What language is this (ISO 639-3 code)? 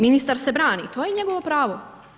hrv